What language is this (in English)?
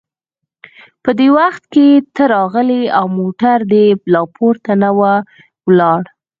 Pashto